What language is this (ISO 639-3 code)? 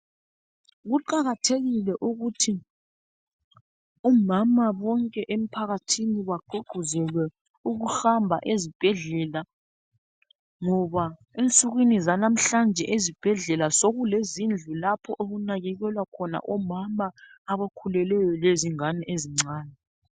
nde